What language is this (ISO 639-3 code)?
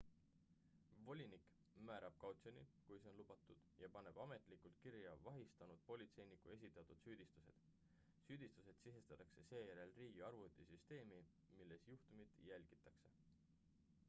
est